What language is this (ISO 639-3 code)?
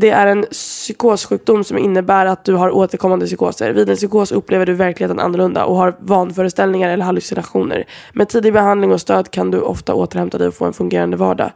swe